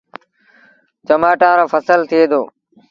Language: Sindhi Bhil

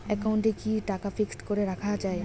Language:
Bangla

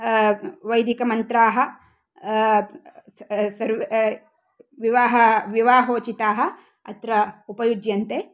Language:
Sanskrit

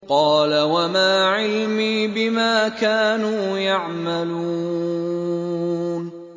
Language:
Arabic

